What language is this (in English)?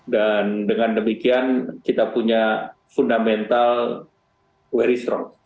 Indonesian